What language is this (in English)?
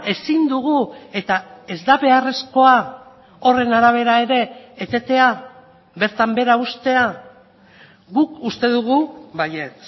Basque